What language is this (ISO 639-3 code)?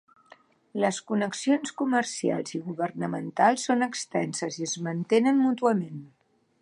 cat